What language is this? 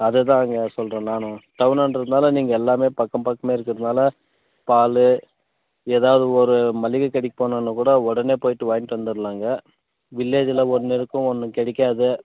Tamil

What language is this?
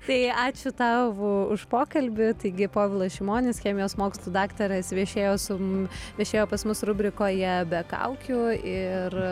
Lithuanian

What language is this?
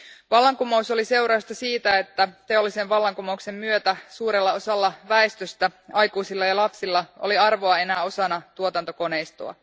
Finnish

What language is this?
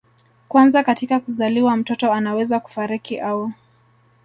Swahili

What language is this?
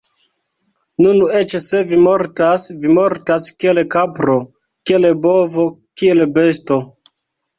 Esperanto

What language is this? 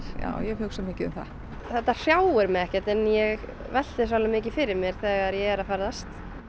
Icelandic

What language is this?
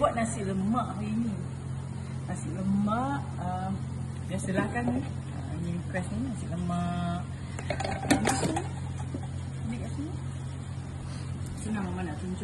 Malay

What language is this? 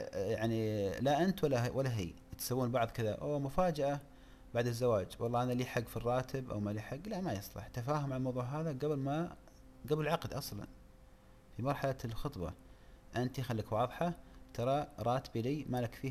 Arabic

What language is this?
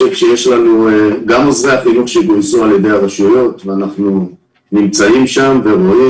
Hebrew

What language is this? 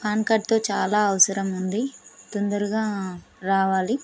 Telugu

